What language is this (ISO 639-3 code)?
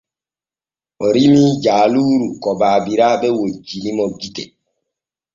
fue